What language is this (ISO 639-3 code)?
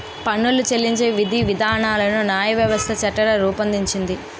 tel